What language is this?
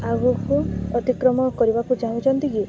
Odia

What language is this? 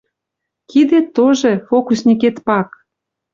Western Mari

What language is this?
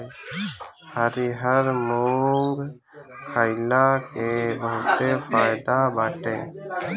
Bhojpuri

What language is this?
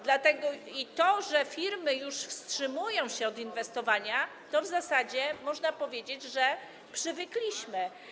Polish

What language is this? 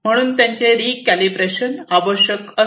Marathi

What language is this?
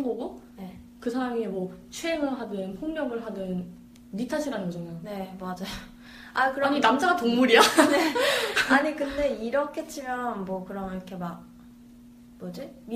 Korean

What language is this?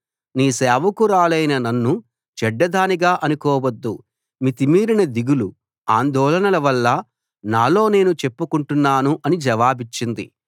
Telugu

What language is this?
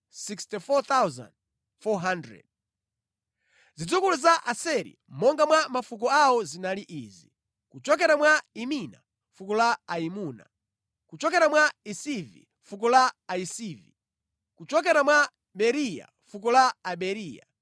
Nyanja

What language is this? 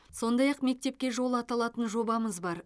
Kazakh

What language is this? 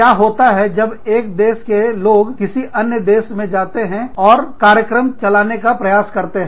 Hindi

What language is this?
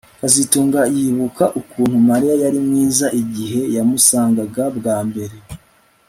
Kinyarwanda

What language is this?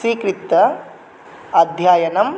Sanskrit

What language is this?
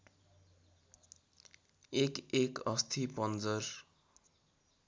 Nepali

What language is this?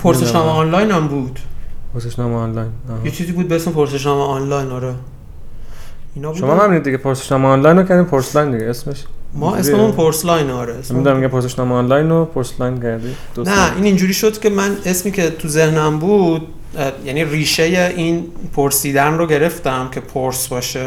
Persian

